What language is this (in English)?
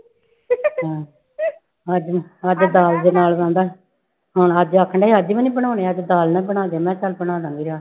Punjabi